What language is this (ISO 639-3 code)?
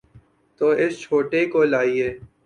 urd